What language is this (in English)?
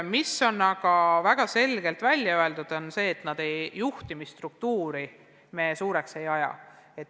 Estonian